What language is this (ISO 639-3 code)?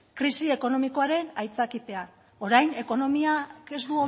eus